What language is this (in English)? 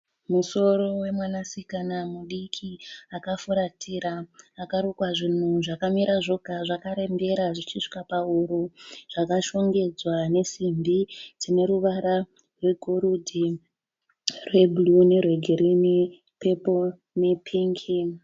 Shona